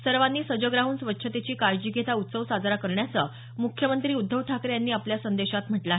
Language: Marathi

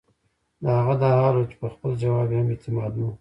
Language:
Pashto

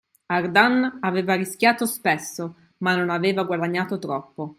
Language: Italian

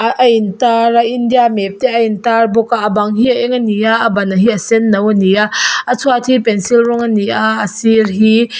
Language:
Mizo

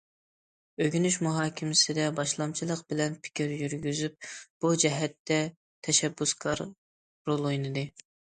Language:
Uyghur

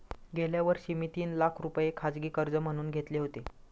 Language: Marathi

